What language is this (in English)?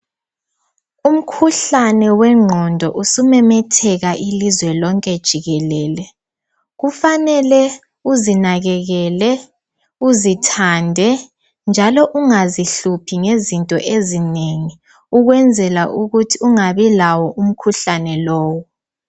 North Ndebele